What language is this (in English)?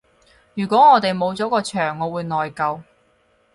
Cantonese